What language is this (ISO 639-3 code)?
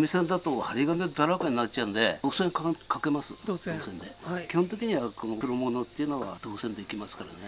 jpn